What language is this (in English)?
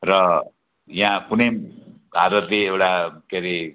Nepali